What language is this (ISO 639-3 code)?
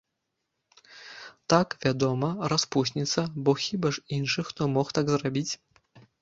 bel